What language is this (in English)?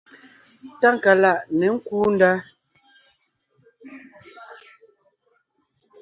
Ngiemboon